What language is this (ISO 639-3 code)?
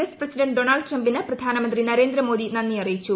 mal